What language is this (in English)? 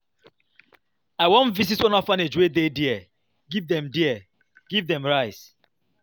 Nigerian Pidgin